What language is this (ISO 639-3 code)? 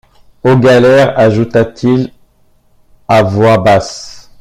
fra